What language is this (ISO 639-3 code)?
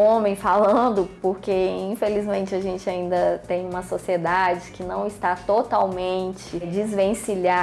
por